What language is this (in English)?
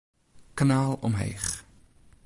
Western Frisian